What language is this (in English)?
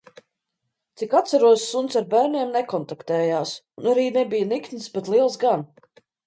Latvian